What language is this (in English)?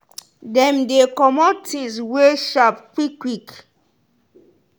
Nigerian Pidgin